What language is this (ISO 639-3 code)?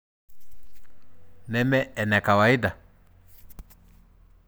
mas